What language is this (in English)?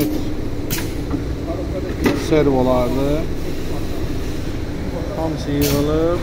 Turkish